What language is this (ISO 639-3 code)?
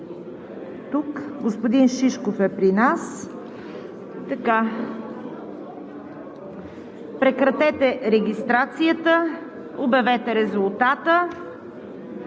bul